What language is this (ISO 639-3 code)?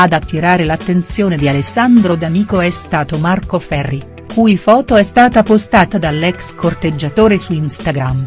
ita